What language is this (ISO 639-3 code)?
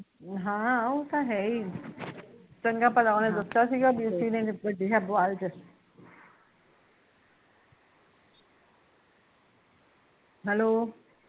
pan